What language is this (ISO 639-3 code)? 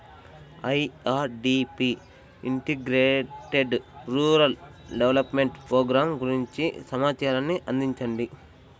tel